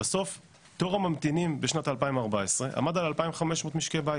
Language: Hebrew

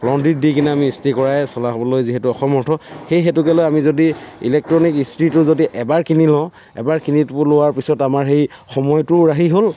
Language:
Assamese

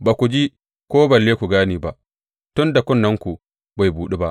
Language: Hausa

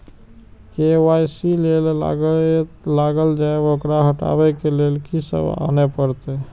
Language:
Maithili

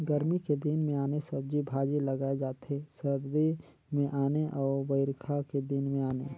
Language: Chhattisgarhi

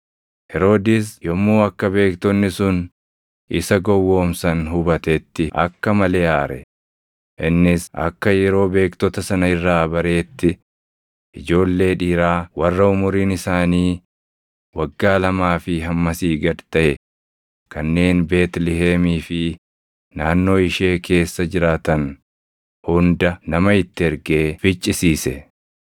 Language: Oromo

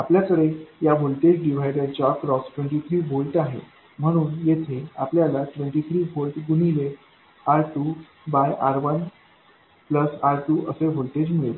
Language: Marathi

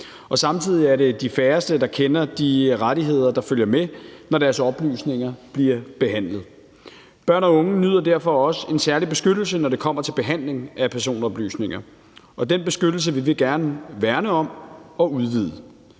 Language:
Danish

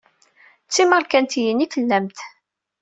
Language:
Kabyle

